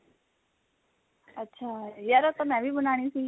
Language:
Punjabi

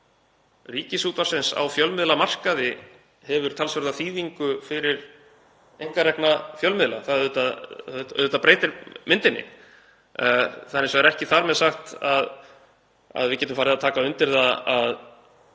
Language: Icelandic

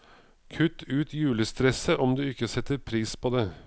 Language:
Norwegian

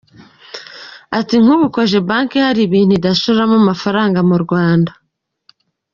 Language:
Kinyarwanda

